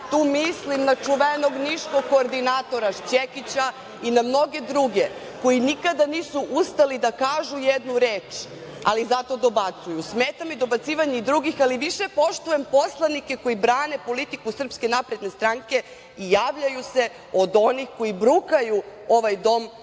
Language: Serbian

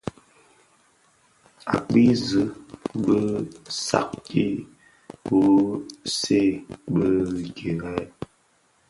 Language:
Bafia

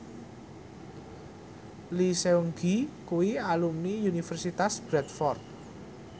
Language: Javanese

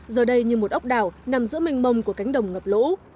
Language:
Vietnamese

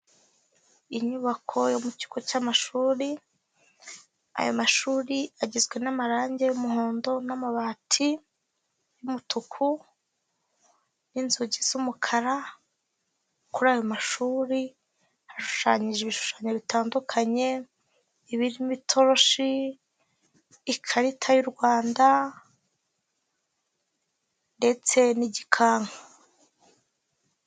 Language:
Kinyarwanda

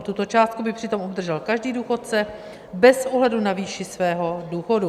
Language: Czech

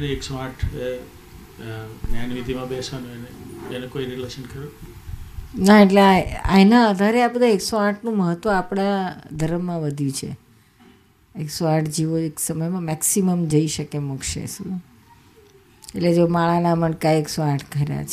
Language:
Gujarati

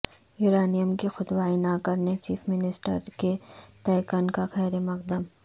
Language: Urdu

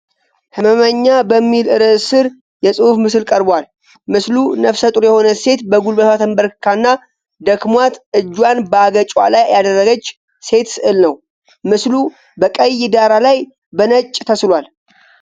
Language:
Amharic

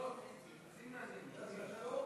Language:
Hebrew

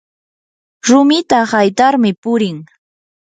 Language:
Yanahuanca Pasco Quechua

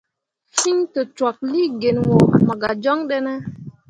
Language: Mundang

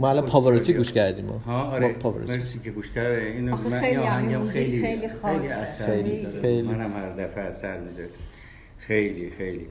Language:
Persian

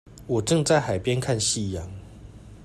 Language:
Chinese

